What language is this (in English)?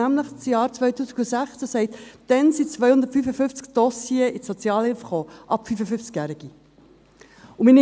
Swiss German